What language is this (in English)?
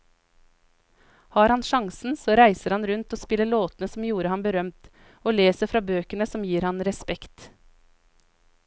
Norwegian